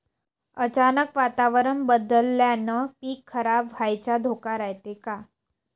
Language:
Marathi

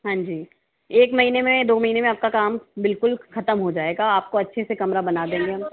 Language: Hindi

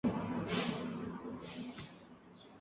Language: Spanish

